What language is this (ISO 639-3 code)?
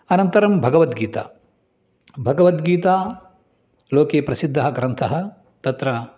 san